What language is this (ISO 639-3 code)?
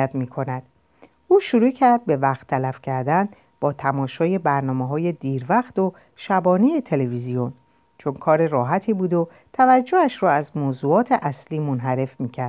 fas